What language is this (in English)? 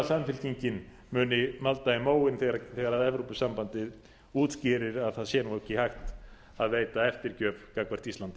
Icelandic